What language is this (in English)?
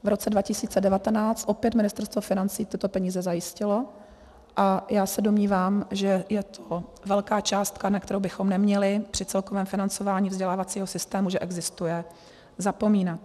Czech